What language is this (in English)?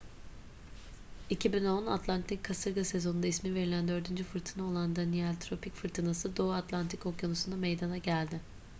Turkish